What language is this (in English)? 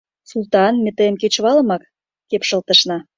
Mari